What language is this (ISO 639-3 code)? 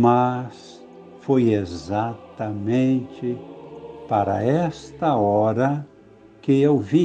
por